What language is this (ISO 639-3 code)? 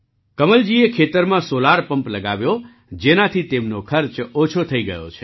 guj